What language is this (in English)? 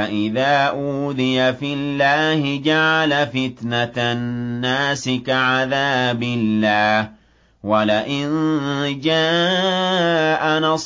Arabic